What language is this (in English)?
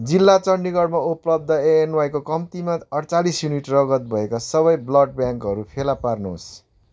Nepali